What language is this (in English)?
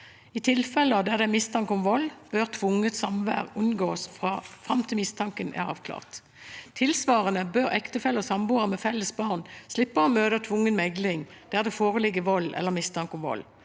Norwegian